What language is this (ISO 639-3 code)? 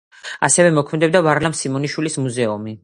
kat